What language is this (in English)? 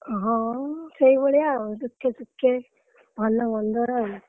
Odia